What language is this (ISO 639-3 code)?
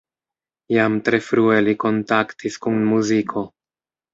epo